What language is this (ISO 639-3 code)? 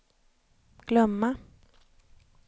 swe